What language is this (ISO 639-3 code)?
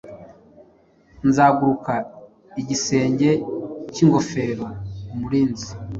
kin